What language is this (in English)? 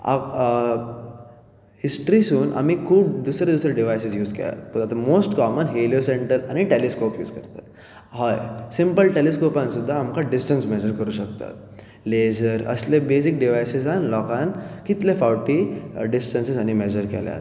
Konkani